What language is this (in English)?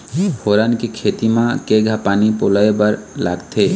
Chhattisgarhi